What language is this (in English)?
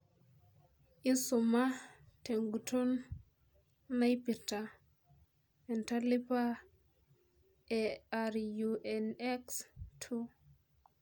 Masai